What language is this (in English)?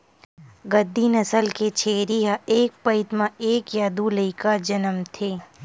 Chhattisgarhi